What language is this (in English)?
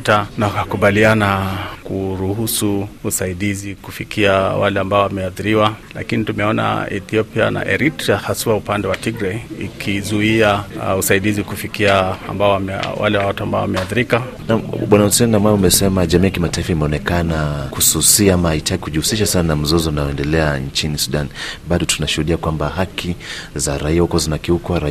Swahili